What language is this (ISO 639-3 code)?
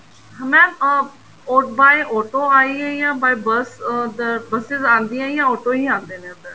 pan